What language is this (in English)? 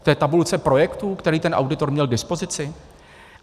Czech